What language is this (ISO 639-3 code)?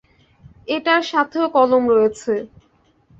ben